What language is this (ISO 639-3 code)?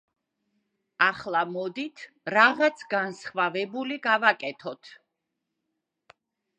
kat